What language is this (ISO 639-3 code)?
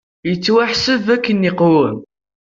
kab